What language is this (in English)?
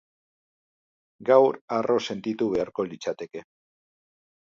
Basque